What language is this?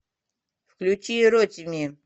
Russian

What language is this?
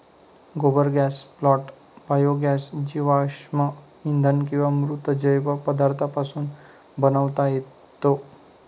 Marathi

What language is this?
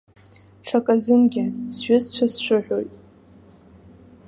Abkhazian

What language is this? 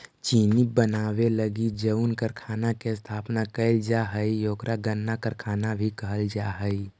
Magahi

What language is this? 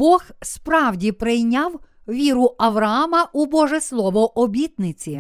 Ukrainian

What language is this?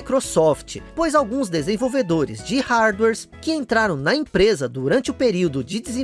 Portuguese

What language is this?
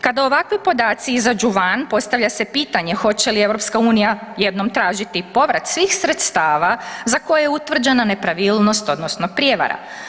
Croatian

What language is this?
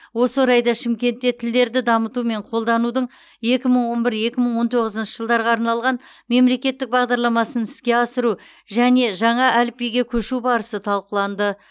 Kazakh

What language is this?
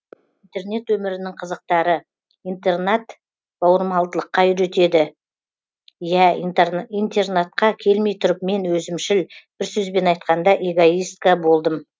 Kazakh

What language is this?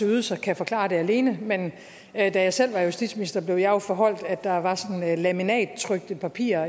Danish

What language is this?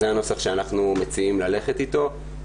Hebrew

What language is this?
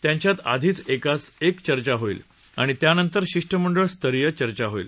Marathi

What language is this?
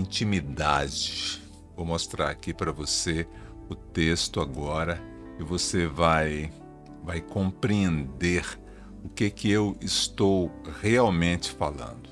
Portuguese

